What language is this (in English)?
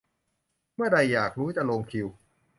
Thai